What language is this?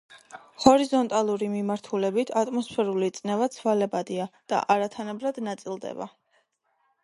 Georgian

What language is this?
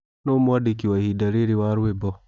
Kikuyu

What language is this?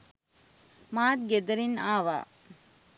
Sinhala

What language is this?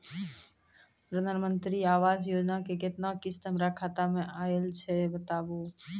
Maithili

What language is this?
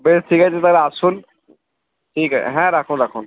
Bangla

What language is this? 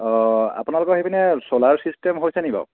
Assamese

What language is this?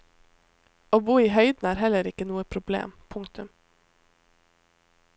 Norwegian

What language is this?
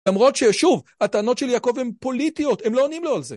Hebrew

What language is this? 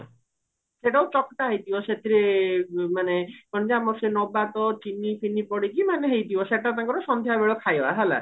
Odia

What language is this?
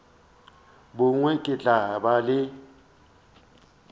Northern Sotho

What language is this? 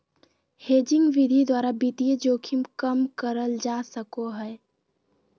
Magahi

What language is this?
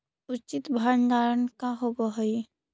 Magahi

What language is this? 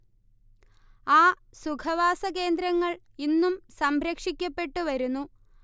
Malayalam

